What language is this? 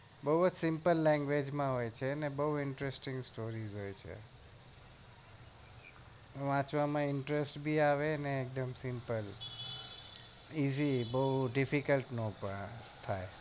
Gujarati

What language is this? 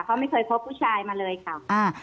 Thai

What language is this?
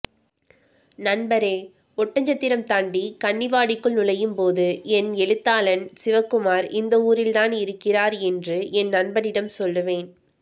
Tamil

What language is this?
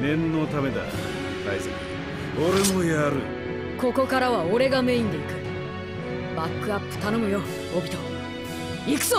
Japanese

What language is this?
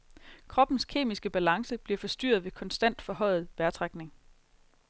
Danish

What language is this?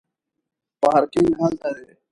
Pashto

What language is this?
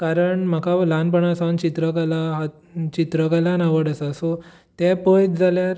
Konkani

